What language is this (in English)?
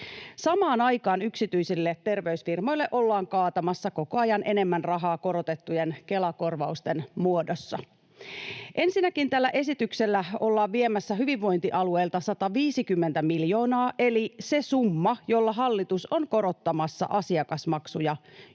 Finnish